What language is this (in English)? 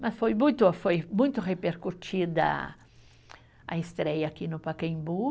Portuguese